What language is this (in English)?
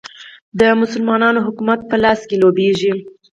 Pashto